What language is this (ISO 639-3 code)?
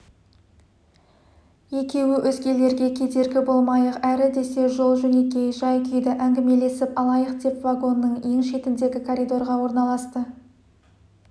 kaz